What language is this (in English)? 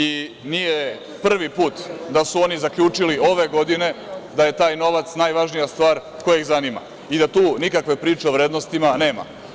Serbian